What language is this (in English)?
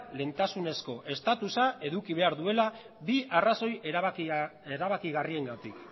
Basque